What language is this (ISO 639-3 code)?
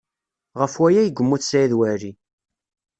kab